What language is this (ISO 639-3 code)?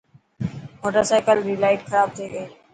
mki